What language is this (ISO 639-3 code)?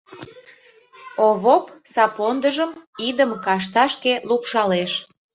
chm